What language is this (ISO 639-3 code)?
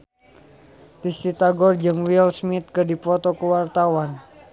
sun